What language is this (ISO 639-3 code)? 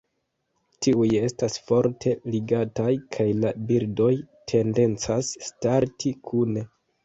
epo